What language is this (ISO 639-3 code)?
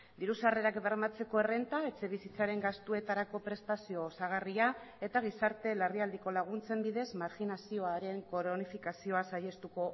eus